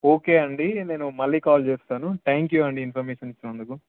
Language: Telugu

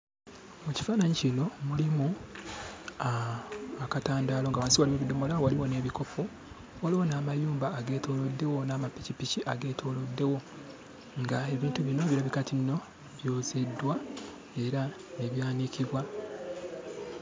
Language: Ganda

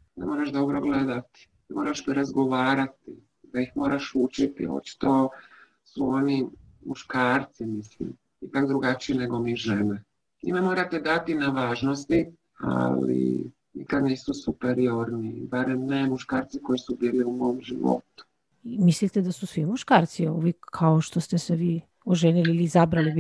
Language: Croatian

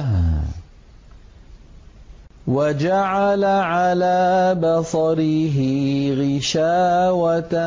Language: Arabic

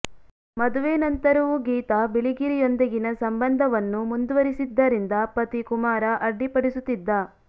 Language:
Kannada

